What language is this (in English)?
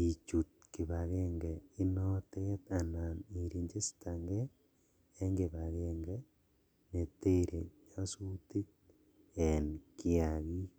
Kalenjin